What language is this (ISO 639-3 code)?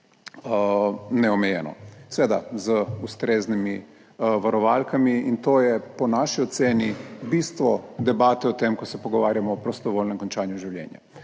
slv